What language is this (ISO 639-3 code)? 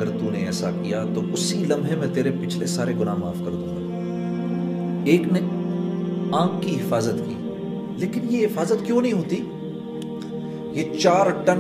urd